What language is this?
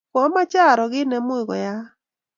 Kalenjin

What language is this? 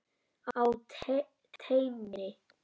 Icelandic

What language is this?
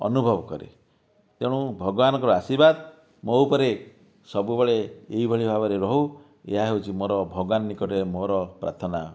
Odia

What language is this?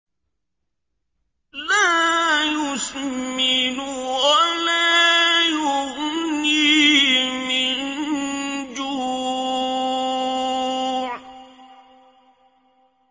Arabic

